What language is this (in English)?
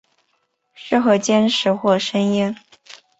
Chinese